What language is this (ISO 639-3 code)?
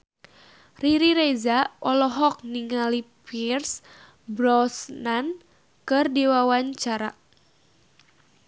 sun